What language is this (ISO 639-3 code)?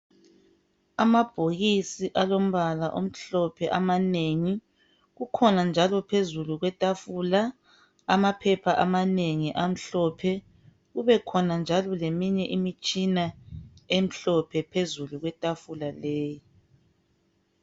nde